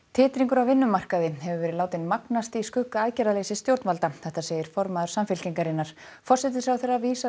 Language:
Icelandic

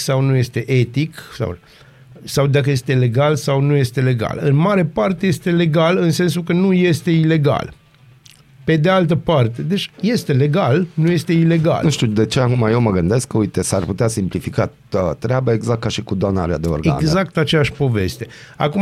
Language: Romanian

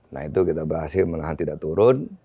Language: Indonesian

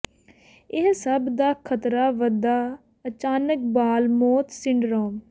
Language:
Punjabi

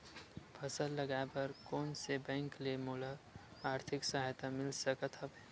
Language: Chhattisgarhi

